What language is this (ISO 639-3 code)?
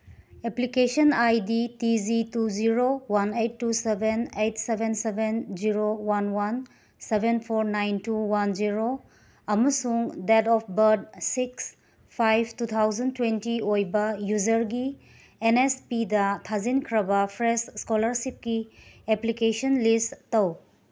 mni